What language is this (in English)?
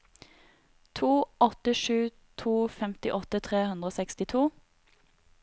Norwegian